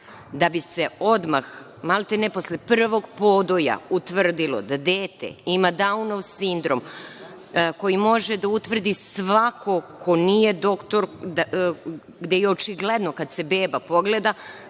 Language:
Serbian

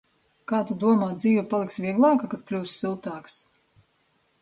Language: Latvian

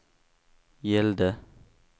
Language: Swedish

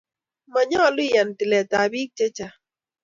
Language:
Kalenjin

